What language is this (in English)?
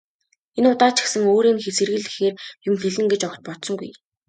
Mongolian